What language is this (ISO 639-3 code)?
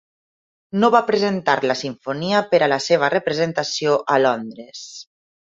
cat